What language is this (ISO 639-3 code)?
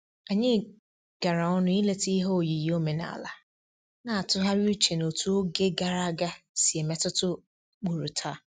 ibo